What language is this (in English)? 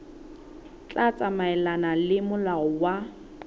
Southern Sotho